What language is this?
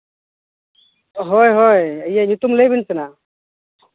Santali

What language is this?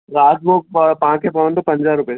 Sindhi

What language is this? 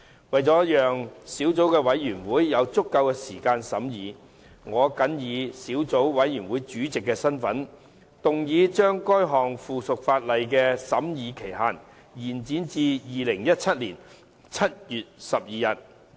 Cantonese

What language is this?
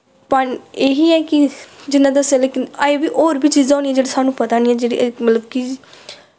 Dogri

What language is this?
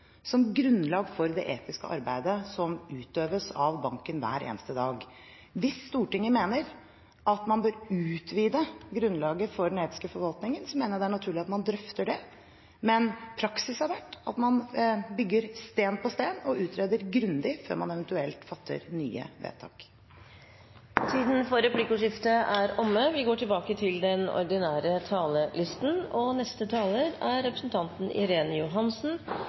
Norwegian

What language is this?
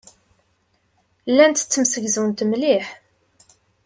Kabyle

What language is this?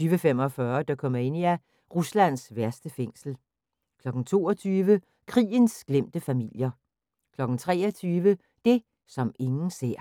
Danish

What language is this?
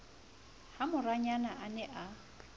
Southern Sotho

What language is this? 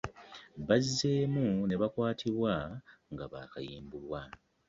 Ganda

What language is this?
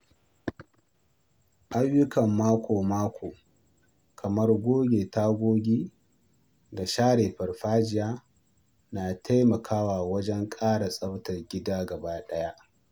Hausa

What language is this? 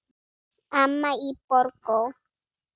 Icelandic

